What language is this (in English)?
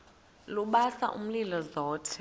Xhosa